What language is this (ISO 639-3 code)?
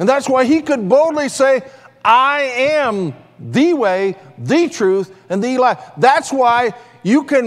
eng